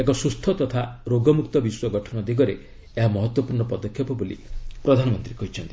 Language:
Odia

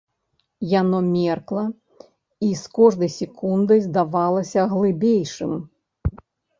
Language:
Belarusian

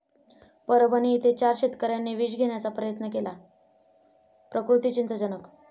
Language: Marathi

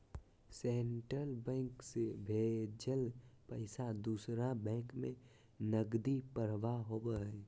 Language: Magahi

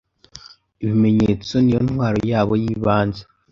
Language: Kinyarwanda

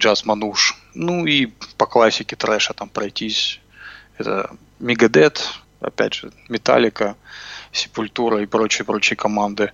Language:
Russian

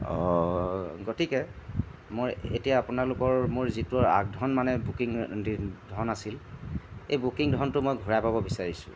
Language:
Assamese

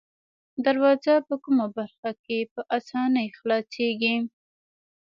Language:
Pashto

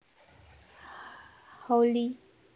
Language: Javanese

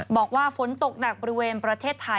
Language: Thai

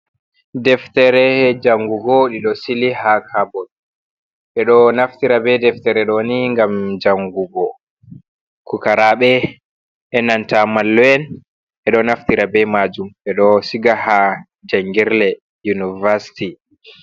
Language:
Fula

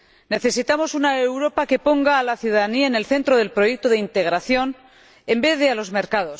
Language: Spanish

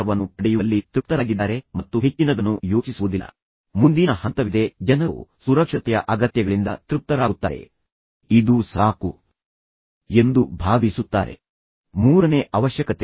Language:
Kannada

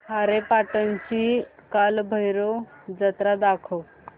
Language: Marathi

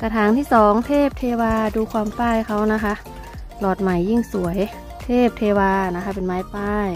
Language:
Thai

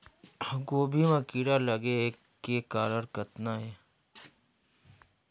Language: Chhattisgarhi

